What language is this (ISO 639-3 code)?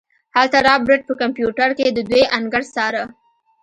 pus